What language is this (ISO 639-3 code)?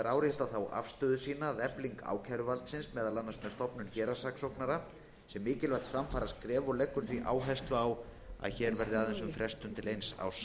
isl